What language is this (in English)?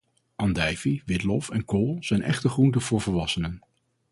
Dutch